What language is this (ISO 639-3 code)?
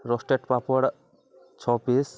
ori